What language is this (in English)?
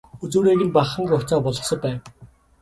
Mongolian